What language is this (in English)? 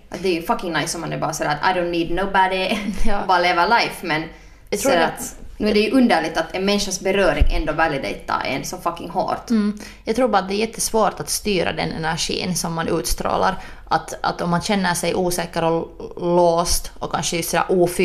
Swedish